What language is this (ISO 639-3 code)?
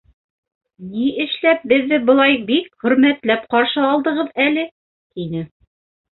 bak